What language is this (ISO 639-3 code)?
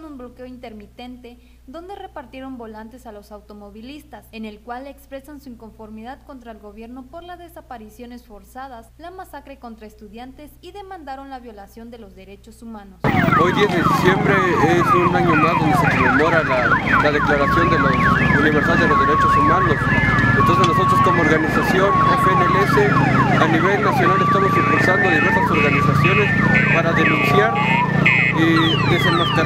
spa